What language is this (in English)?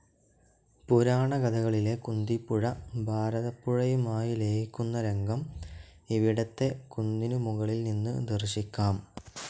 Malayalam